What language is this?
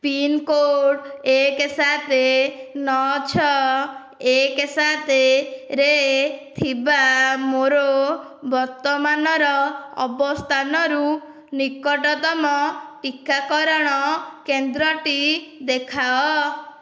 Odia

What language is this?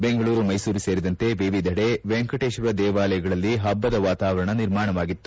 Kannada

